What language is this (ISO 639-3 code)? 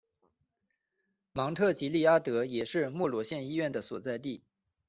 zho